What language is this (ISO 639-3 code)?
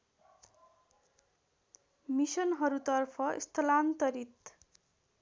nep